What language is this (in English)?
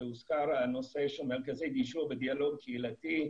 Hebrew